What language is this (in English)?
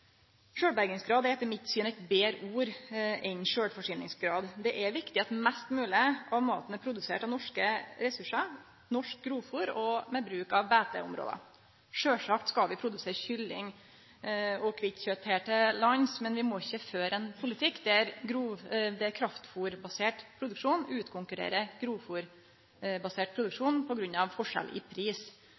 Norwegian Nynorsk